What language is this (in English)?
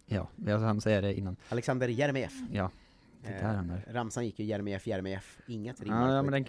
Swedish